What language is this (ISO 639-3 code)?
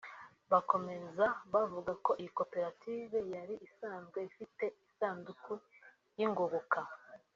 kin